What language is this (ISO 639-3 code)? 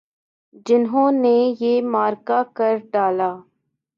urd